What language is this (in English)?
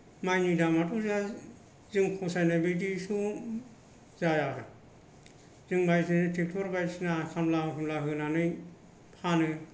Bodo